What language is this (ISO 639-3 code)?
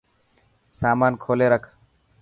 mki